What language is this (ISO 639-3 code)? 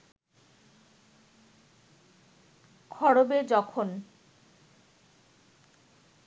ben